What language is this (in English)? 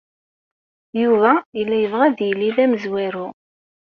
Kabyle